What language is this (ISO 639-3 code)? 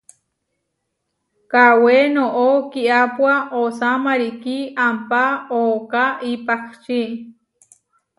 var